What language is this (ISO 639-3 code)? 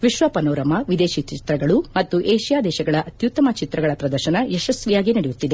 kan